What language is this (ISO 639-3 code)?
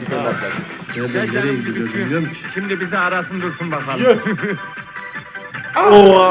tur